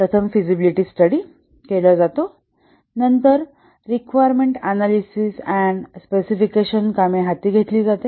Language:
Marathi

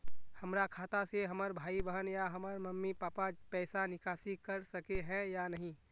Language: Magahi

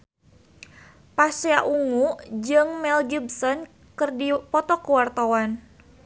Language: Sundanese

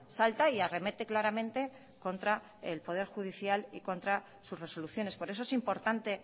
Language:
Spanish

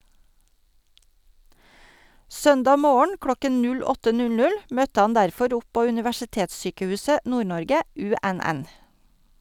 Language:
Norwegian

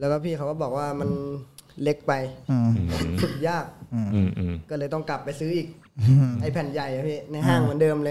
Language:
Thai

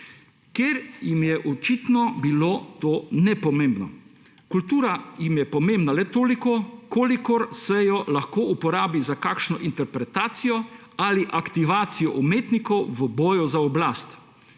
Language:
Slovenian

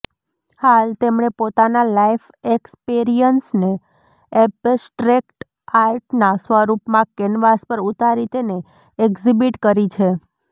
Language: Gujarati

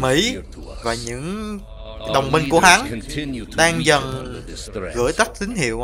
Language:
Vietnamese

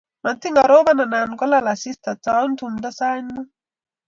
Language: Kalenjin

